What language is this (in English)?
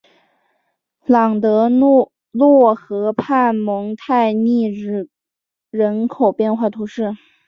Chinese